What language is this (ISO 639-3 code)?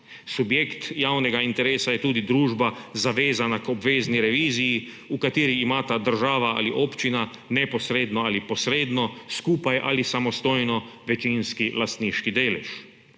slv